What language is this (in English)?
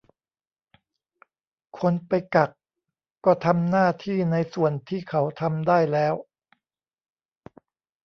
Thai